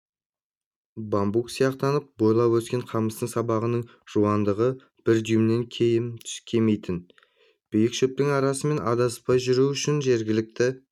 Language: Kazakh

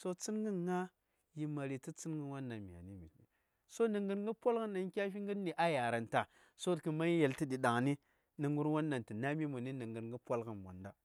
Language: Saya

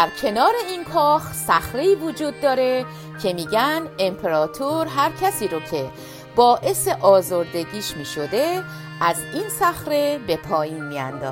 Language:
Persian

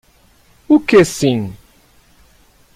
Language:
Portuguese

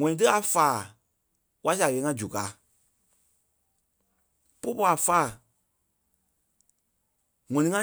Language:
Kpelle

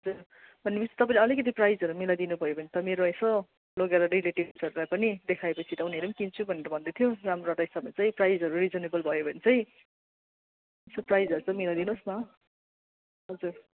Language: Nepali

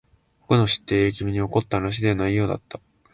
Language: Japanese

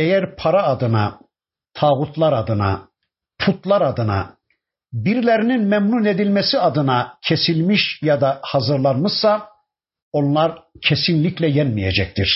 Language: Turkish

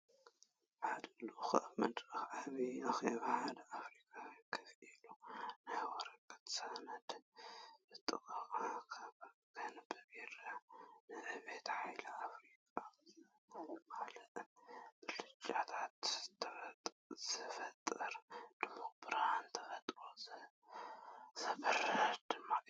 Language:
Tigrinya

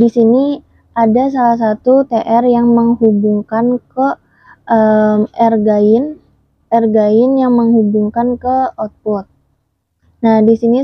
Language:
Indonesian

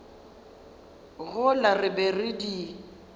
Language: Northern Sotho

